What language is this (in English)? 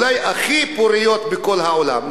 Hebrew